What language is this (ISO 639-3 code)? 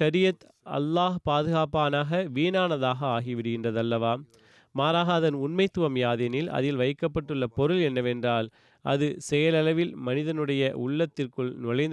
tam